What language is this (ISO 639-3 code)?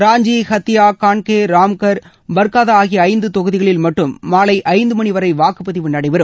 tam